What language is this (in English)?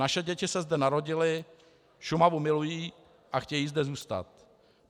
Czech